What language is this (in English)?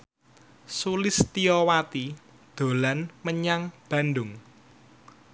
Javanese